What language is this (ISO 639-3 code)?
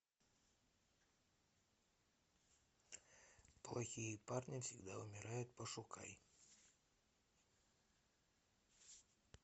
rus